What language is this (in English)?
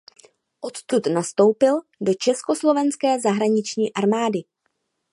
Czech